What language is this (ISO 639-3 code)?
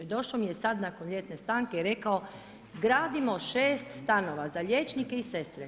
hrv